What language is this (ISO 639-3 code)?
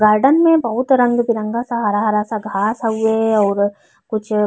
bho